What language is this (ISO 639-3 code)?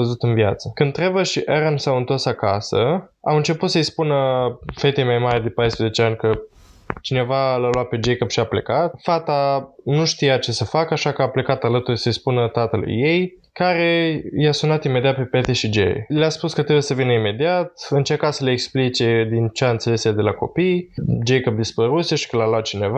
ron